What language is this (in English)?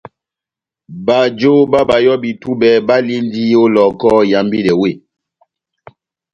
Batanga